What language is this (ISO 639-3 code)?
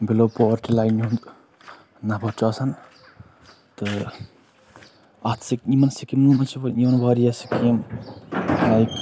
kas